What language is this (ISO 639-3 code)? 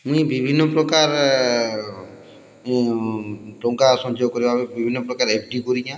ori